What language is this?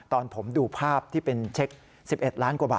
Thai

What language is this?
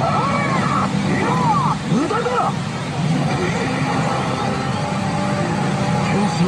Japanese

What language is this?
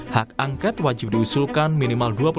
Indonesian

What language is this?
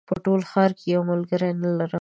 Pashto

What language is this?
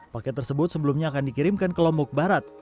Indonesian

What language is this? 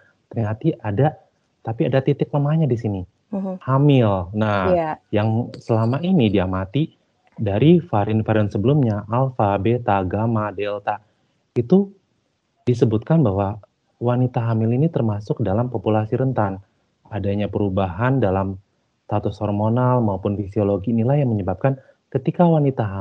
Indonesian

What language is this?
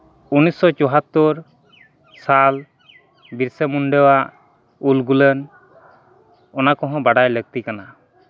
Santali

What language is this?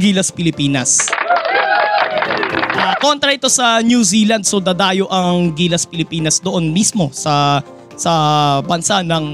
Filipino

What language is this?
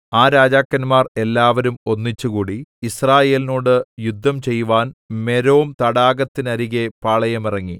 Malayalam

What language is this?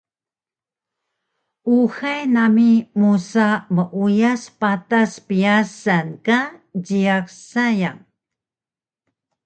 Taroko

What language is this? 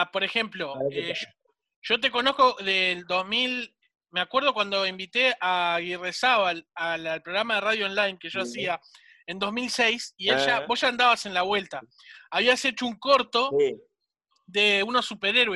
Spanish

